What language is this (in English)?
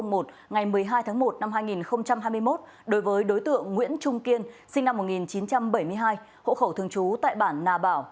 Vietnamese